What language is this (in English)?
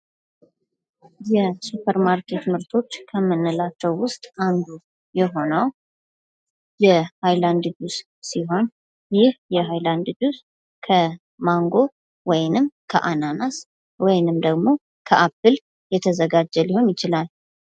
Amharic